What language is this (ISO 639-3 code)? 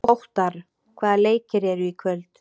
isl